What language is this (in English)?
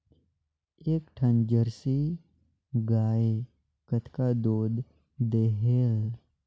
Chhattisgarhi